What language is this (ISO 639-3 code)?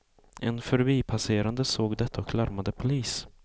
swe